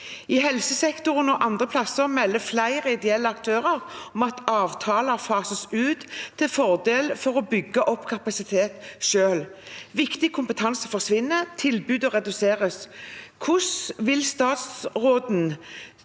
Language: Norwegian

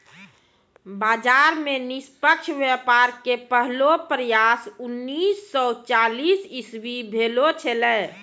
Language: Maithili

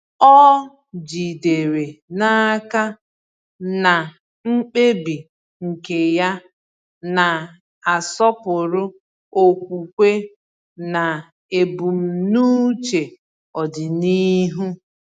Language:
Igbo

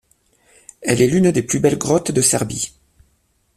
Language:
French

